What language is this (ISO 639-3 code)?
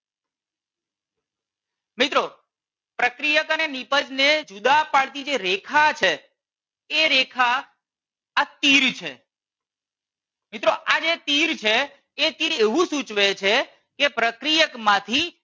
guj